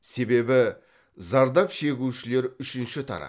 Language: Kazakh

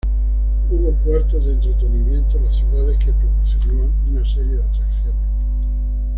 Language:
Spanish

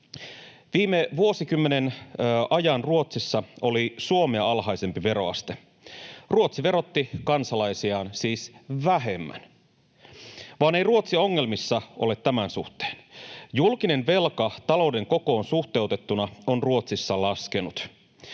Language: Finnish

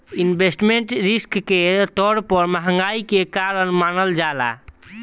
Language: Bhojpuri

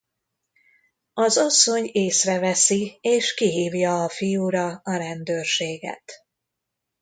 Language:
Hungarian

